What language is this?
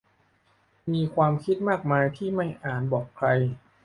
Thai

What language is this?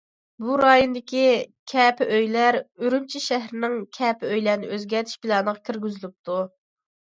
Uyghur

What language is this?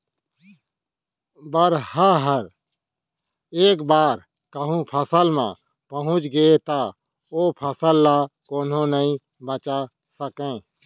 Chhattisgarhi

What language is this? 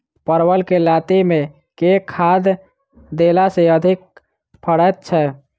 Maithili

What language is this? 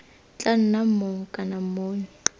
Tswana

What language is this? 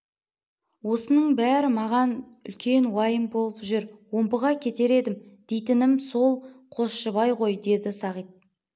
Kazakh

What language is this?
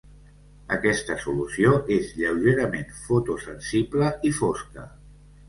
Catalan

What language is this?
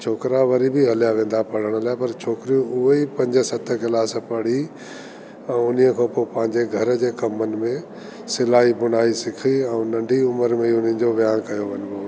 Sindhi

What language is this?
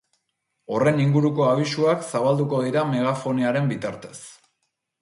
Basque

